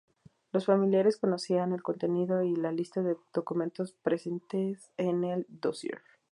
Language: Spanish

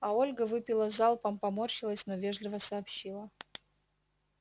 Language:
Russian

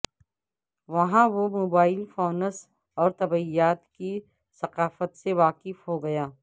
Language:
Urdu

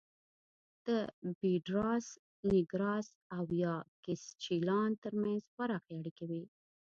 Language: Pashto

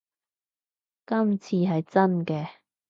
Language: Cantonese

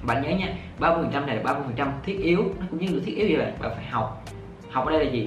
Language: Vietnamese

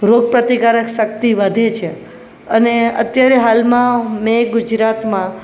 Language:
Gujarati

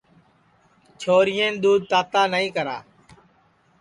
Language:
Sansi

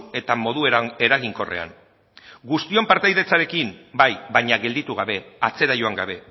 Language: Basque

